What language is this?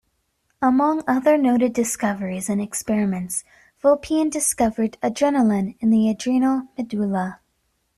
English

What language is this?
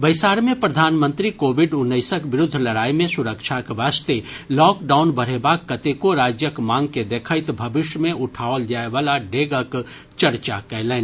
Maithili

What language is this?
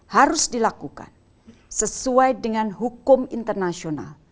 Indonesian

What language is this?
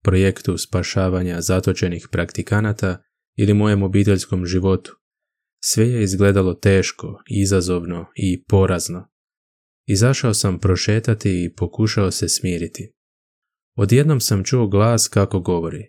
Croatian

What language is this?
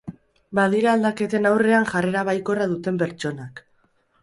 Basque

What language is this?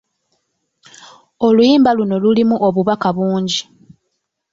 Ganda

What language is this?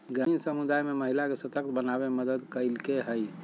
Magahi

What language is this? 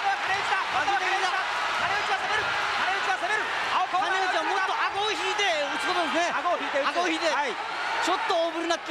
Japanese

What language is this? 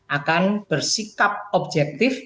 Indonesian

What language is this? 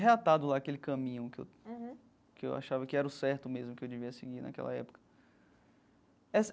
Portuguese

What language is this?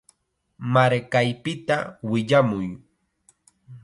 Chiquián Ancash Quechua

